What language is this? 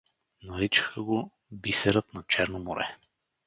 Bulgarian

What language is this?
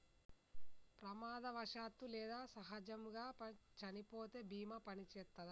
Telugu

